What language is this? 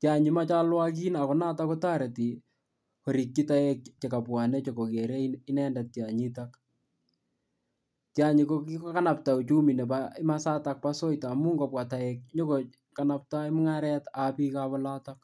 Kalenjin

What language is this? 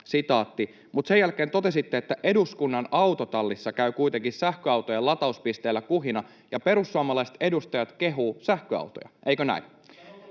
Finnish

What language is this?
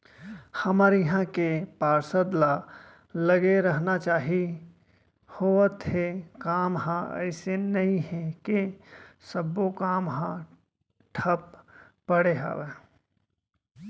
Chhattisgarhi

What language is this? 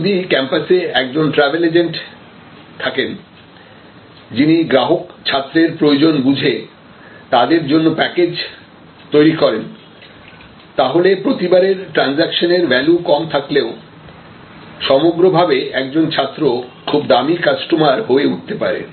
Bangla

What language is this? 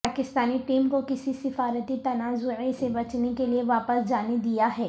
Urdu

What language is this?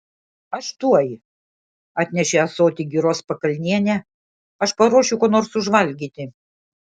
Lithuanian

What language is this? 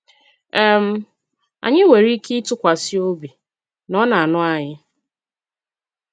Igbo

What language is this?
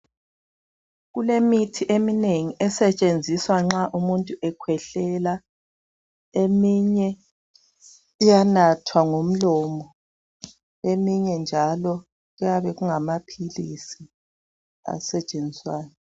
North Ndebele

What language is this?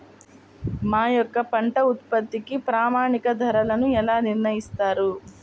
Telugu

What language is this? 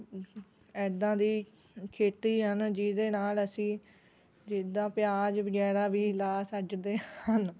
Punjabi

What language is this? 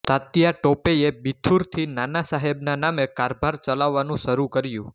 Gujarati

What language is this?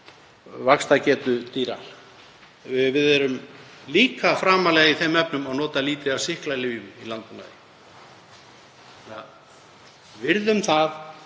Icelandic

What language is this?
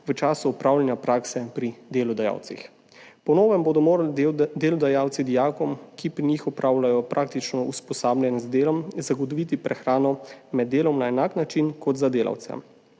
Slovenian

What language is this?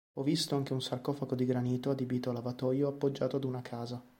Italian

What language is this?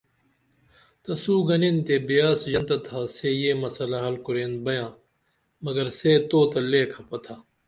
Dameli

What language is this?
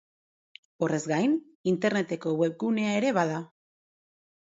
Basque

